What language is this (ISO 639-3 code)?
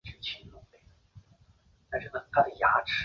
zho